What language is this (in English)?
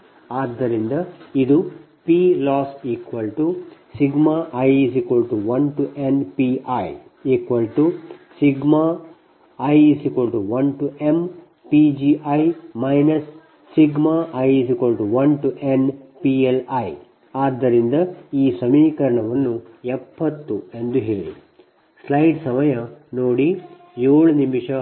Kannada